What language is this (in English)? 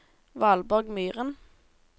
Norwegian